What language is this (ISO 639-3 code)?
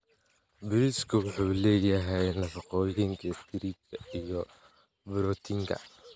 som